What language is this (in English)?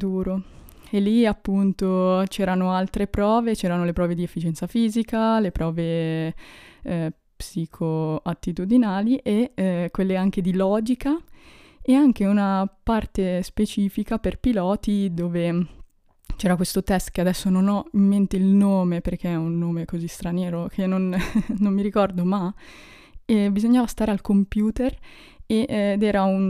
Italian